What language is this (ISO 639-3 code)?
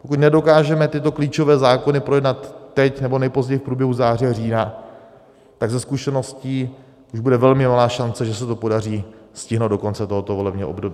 ces